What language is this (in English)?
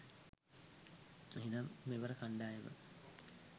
Sinhala